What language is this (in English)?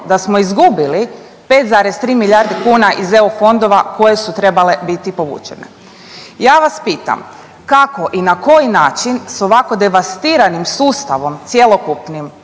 Croatian